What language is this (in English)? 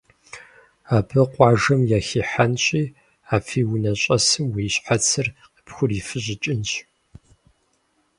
Kabardian